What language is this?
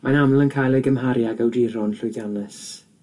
Welsh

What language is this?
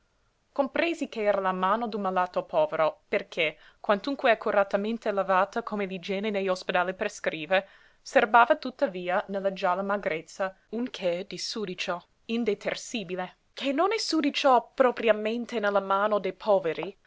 Italian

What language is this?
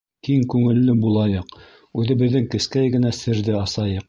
Bashkir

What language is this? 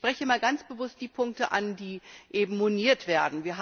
German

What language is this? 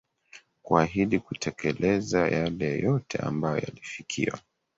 Swahili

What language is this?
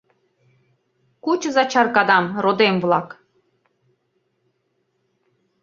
Mari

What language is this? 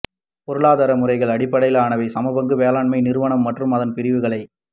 Tamil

